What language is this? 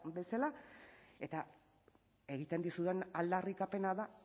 Basque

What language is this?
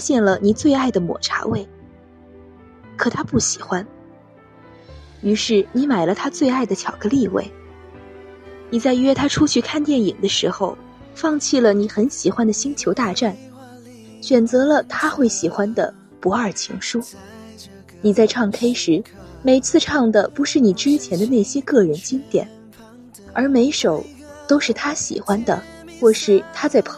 Chinese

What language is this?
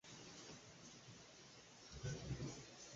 Kinyarwanda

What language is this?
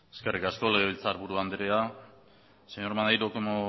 Basque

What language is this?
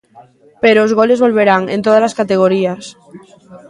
Galician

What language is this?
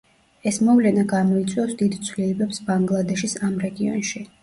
Georgian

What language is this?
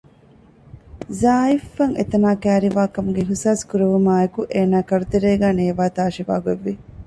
Divehi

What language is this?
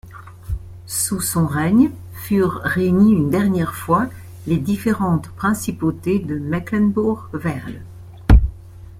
French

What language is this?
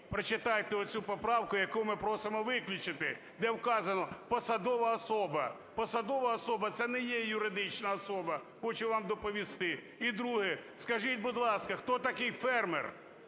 Ukrainian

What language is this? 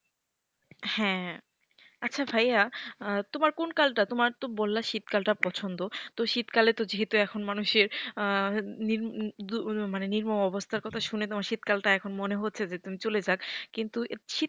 Bangla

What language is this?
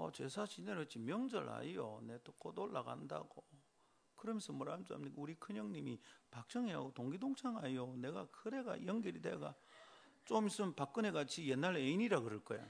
Korean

